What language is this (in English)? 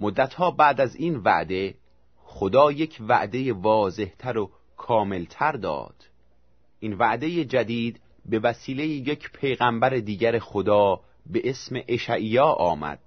Persian